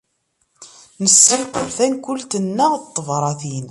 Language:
Kabyle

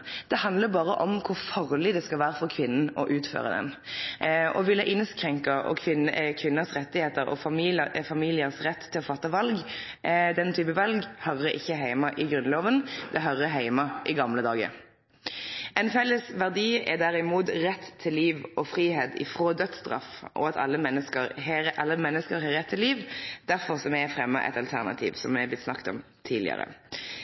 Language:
Norwegian Nynorsk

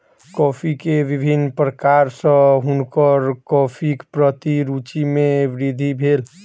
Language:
Maithili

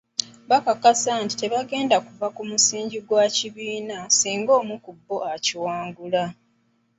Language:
Ganda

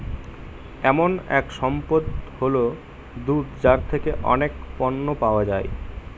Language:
Bangla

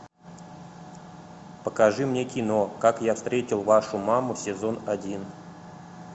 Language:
Russian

